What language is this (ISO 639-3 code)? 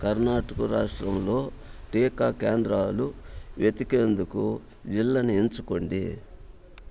tel